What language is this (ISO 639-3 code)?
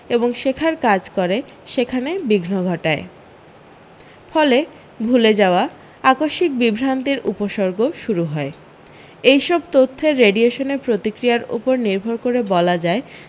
ben